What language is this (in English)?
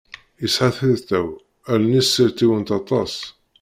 Kabyle